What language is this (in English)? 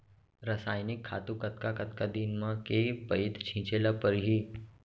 Chhattisgarhi